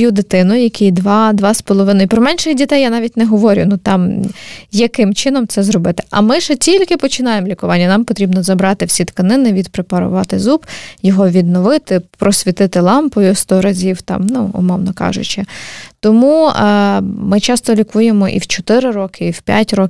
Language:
Ukrainian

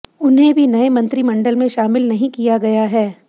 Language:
Hindi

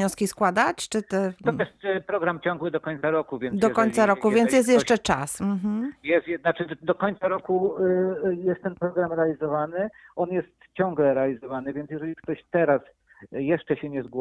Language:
Polish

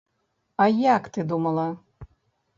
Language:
Belarusian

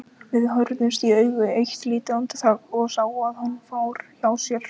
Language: Icelandic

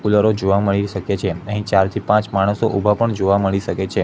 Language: Gujarati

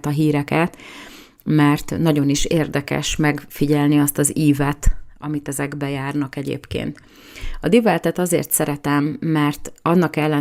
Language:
Hungarian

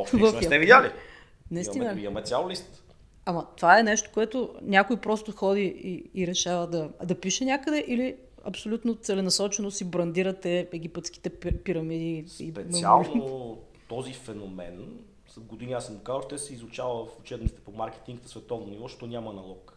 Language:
Bulgarian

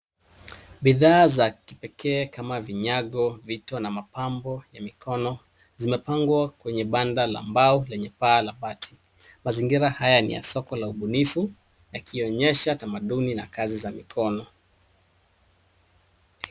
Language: Swahili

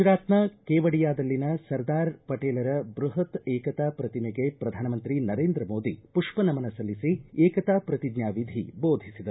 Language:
Kannada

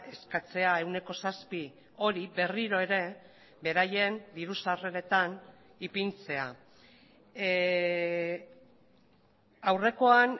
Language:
Basque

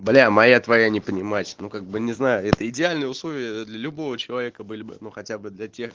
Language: Russian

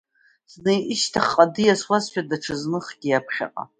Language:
Abkhazian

